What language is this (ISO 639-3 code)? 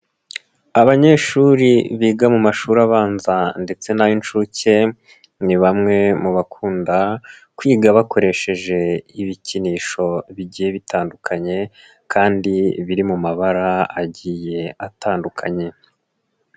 kin